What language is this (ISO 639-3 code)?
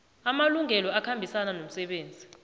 nbl